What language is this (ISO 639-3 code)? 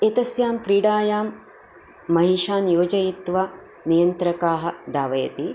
san